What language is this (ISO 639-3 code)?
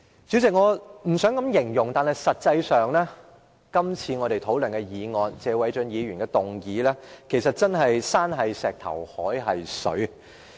yue